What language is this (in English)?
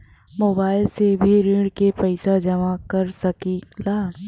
Bhojpuri